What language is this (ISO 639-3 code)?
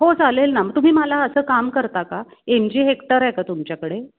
mar